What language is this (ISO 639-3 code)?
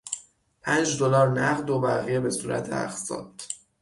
fas